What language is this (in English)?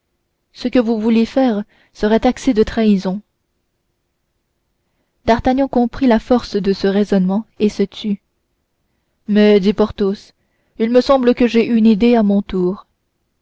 French